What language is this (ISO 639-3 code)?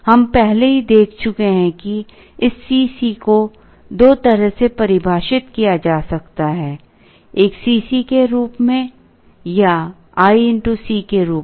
hin